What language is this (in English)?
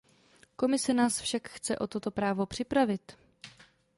Czech